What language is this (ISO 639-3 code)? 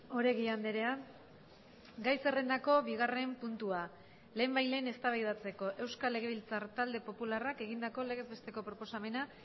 eus